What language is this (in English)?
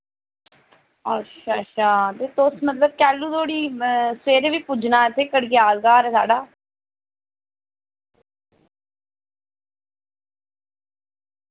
Dogri